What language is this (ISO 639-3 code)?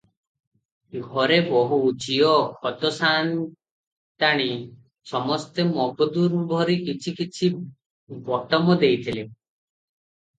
ori